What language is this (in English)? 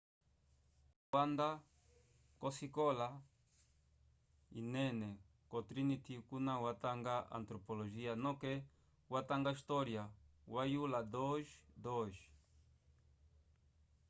Umbundu